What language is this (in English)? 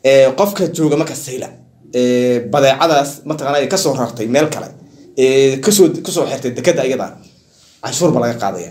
Arabic